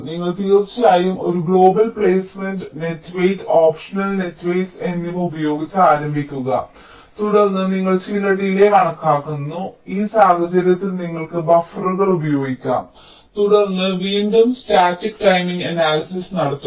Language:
Malayalam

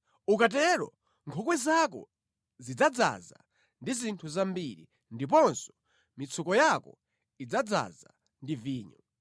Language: Nyanja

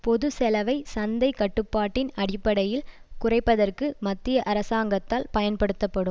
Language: Tamil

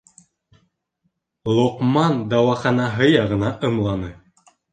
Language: Bashkir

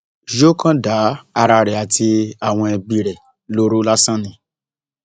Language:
Yoruba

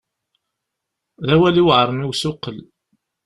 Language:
Kabyle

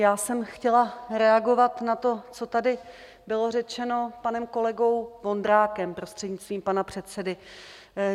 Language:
Czech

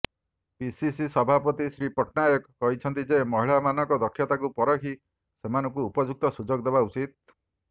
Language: Odia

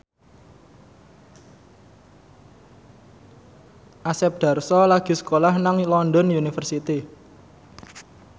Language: Javanese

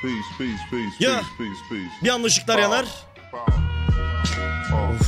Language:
Turkish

